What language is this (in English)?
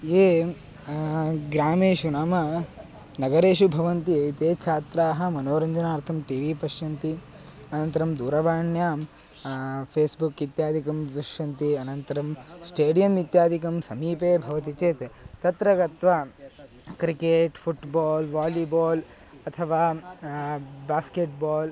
Sanskrit